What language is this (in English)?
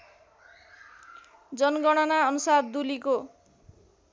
Nepali